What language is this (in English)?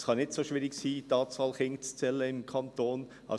Swiss German